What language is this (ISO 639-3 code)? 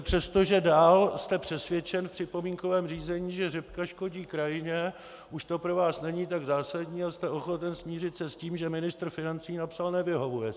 ces